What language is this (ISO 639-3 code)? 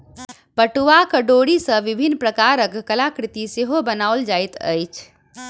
mai